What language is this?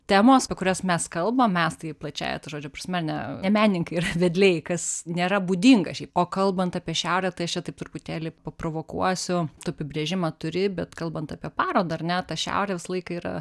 Lithuanian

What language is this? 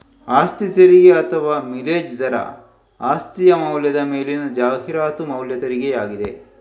Kannada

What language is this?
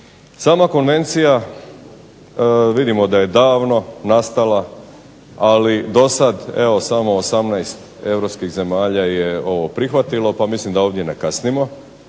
Croatian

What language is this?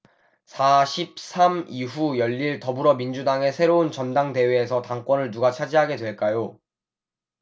Korean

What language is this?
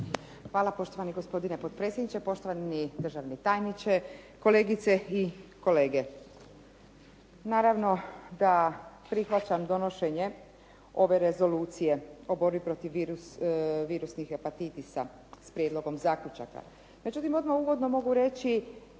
Croatian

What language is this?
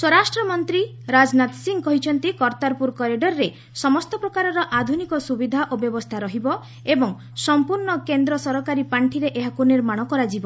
Odia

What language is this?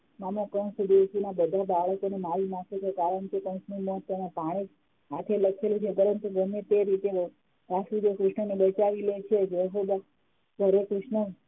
Gujarati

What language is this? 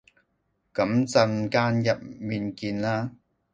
Cantonese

